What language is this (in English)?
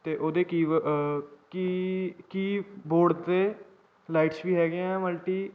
Punjabi